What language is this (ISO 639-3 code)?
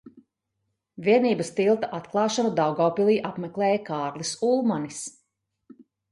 lav